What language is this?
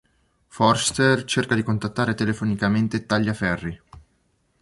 Italian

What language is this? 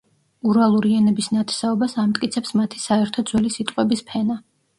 Georgian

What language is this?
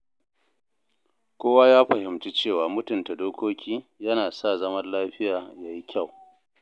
Hausa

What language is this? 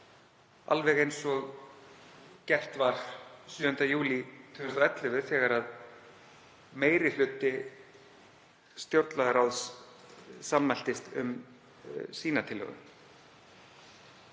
Icelandic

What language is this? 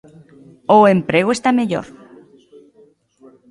Galician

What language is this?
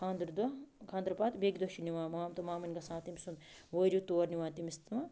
Kashmiri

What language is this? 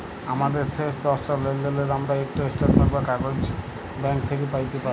Bangla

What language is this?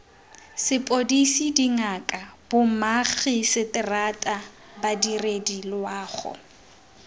Tswana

